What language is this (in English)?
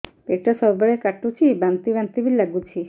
Odia